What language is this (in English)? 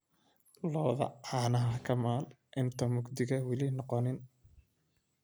Somali